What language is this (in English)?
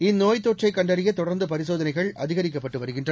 Tamil